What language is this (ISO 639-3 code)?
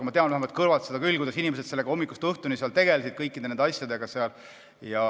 est